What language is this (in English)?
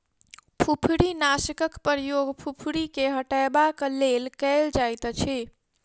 Maithili